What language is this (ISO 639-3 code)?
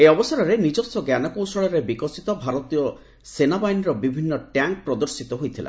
ori